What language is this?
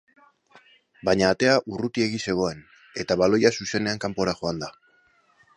Basque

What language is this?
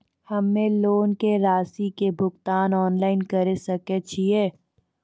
Maithili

